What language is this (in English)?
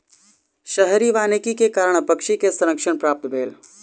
Maithili